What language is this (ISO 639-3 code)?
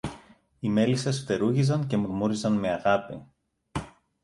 ell